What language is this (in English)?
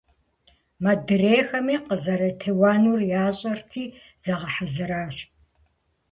Kabardian